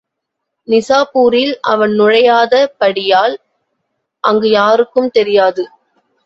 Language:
Tamil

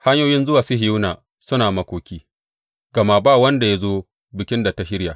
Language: Hausa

